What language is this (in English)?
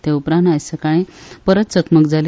Konkani